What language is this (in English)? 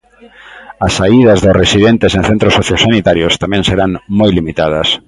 Galician